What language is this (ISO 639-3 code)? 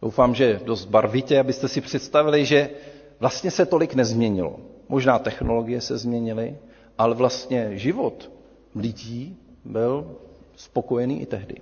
ces